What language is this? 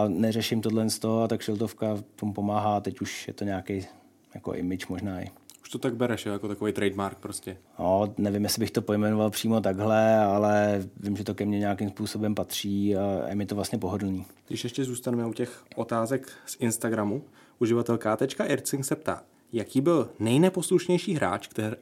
Czech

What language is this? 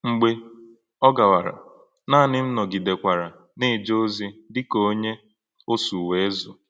Igbo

